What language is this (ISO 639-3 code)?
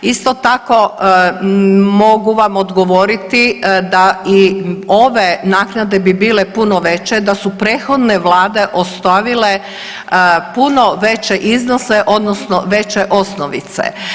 hrv